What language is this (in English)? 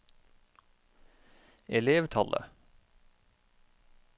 Norwegian